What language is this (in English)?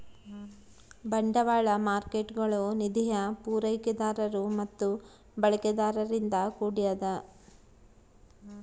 Kannada